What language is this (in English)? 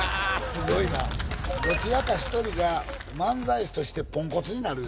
Japanese